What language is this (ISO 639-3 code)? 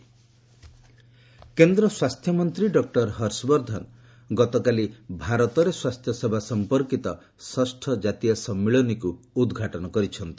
ori